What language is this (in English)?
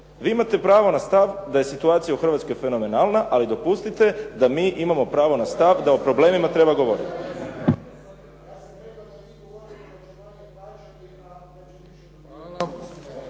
Croatian